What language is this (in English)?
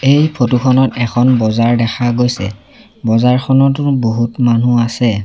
Assamese